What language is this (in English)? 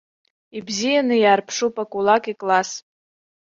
Abkhazian